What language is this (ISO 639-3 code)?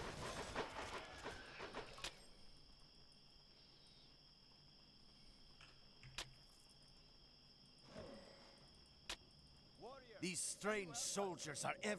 deu